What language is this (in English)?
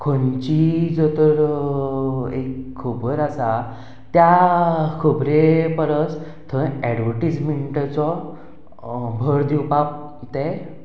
Konkani